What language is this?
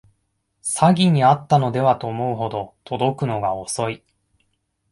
Japanese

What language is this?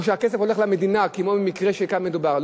Hebrew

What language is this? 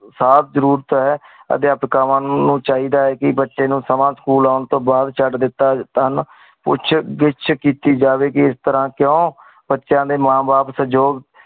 Punjabi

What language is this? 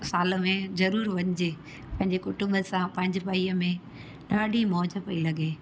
Sindhi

